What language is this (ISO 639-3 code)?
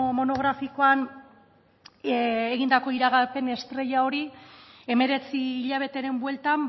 eus